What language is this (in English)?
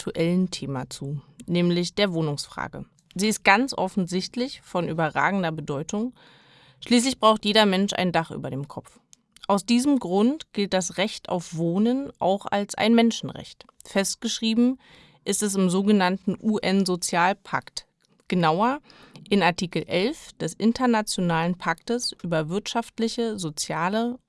German